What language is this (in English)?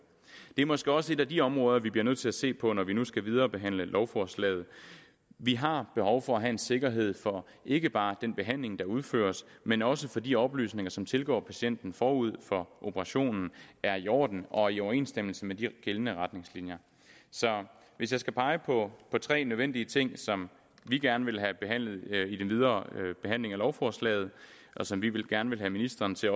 Danish